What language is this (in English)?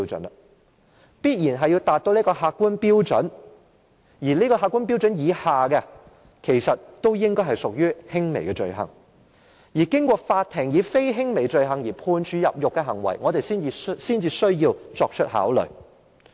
Cantonese